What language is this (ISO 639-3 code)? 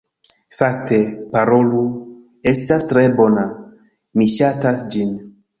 epo